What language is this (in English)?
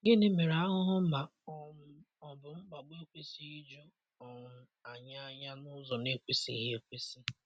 Igbo